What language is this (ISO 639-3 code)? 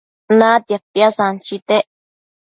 mcf